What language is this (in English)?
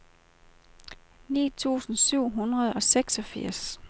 Danish